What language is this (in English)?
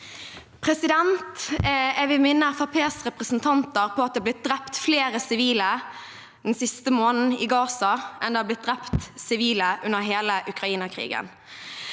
Norwegian